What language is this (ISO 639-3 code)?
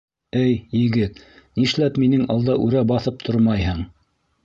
bak